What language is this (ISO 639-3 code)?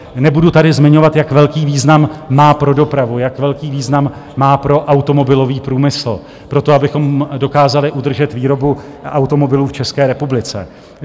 ces